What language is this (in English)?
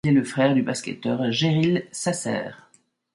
French